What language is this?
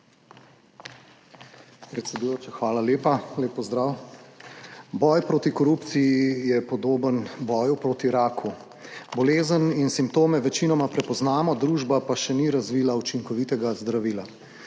Slovenian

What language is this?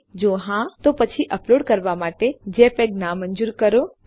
Gujarati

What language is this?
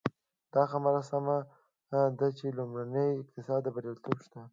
Pashto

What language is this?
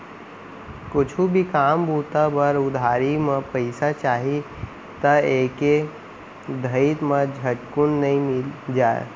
Chhattisgarhi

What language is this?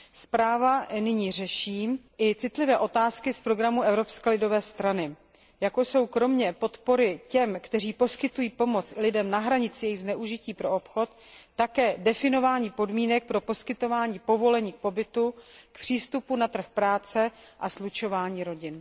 Czech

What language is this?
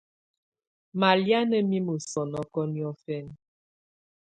Tunen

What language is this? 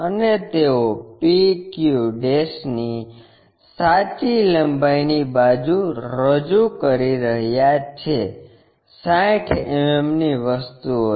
Gujarati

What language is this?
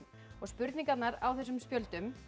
Icelandic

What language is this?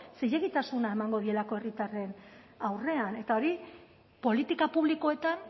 Basque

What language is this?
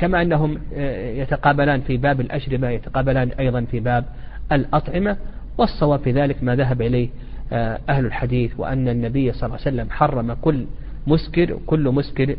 Arabic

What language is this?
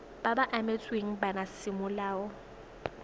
Tswana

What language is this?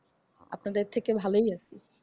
Bangla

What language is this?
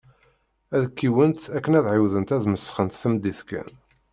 Kabyle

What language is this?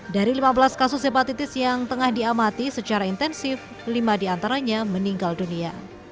Indonesian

